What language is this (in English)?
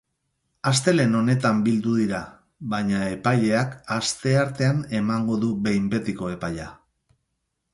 Basque